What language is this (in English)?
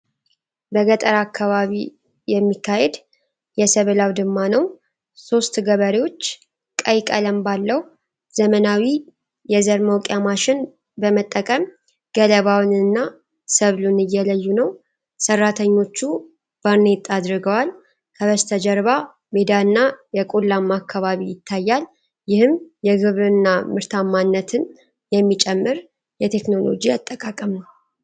Amharic